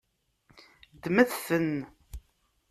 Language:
Kabyle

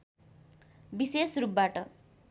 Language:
Nepali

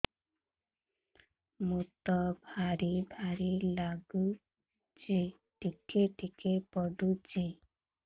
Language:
Odia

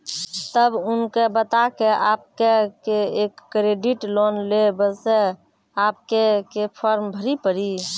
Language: Maithili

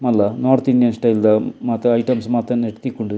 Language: Tulu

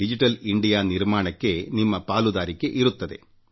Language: Kannada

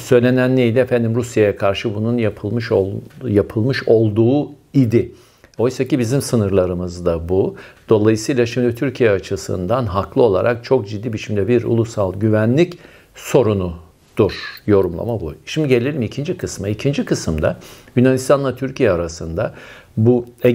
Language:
Turkish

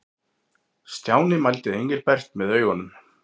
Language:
Icelandic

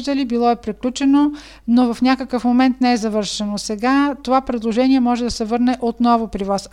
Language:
Bulgarian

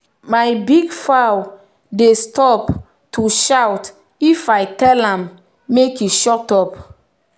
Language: Nigerian Pidgin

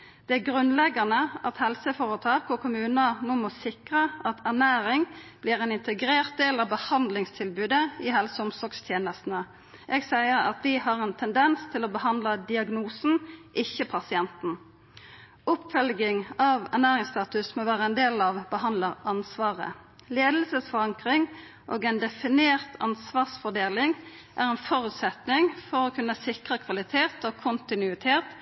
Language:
Norwegian Nynorsk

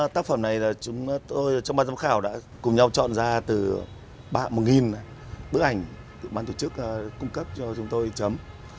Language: Vietnamese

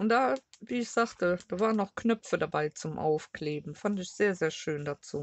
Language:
German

